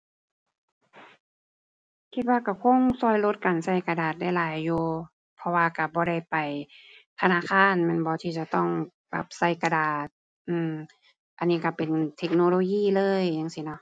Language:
Thai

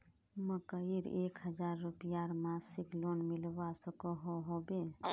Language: Magahi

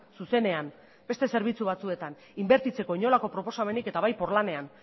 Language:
Basque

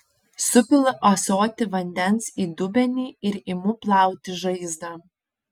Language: Lithuanian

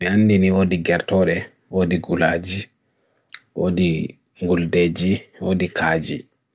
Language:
Bagirmi Fulfulde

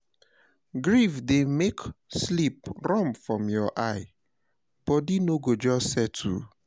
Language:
Nigerian Pidgin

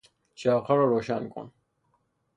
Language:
Persian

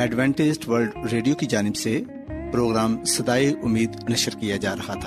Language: Urdu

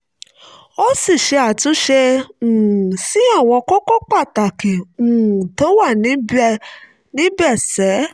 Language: Yoruba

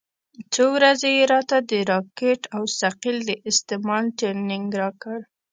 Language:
Pashto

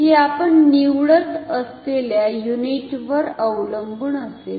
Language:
Marathi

